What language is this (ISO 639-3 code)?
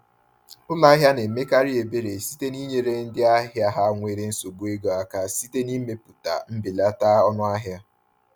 ibo